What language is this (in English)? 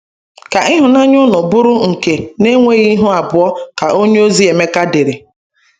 Igbo